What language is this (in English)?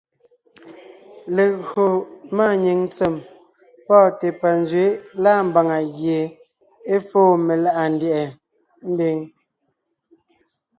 Ngiemboon